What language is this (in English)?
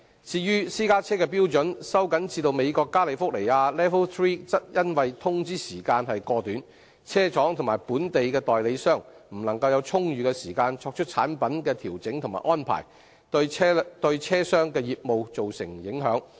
Cantonese